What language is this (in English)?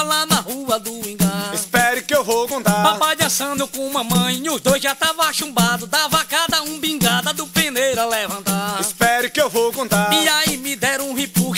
Portuguese